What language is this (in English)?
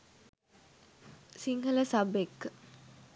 Sinhala